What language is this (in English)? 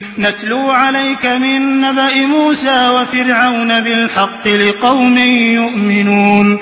Arabic